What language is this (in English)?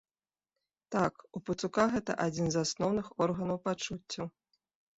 Belarusian